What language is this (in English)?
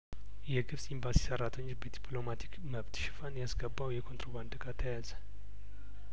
Amharic